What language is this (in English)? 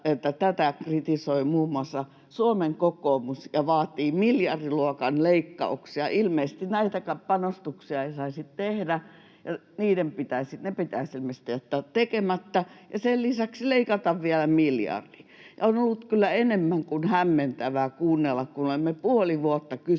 Finnish